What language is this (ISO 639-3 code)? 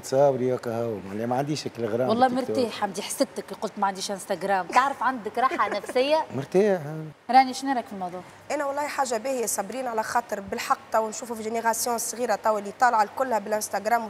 ara